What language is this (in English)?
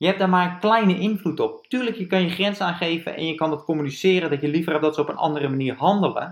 Dutch